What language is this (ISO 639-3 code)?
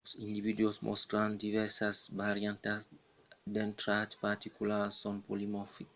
oci